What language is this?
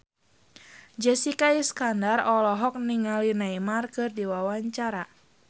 Sundanese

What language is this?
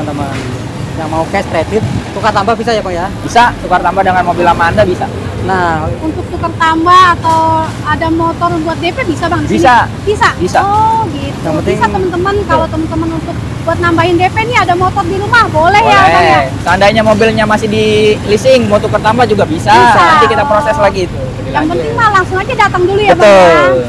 Indonesian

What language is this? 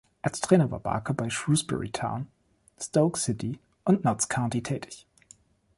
German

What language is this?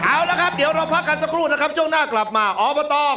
Thai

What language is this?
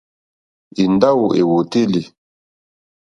Mokpwe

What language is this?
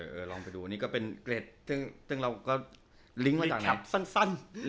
Thai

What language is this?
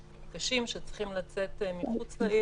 Hebrew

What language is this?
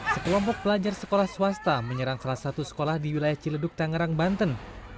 Indonesian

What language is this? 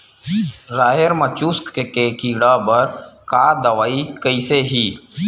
Chhattisgarhi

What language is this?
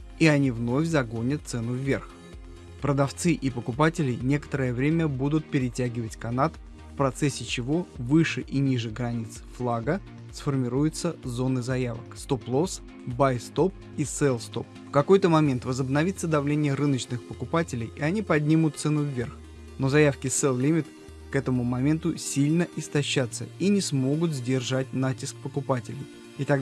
Russian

